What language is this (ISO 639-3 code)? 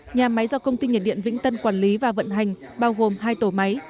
vie